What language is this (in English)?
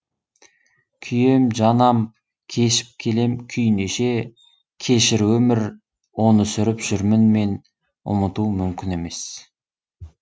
Kazakh